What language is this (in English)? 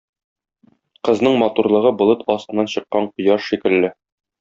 Tatar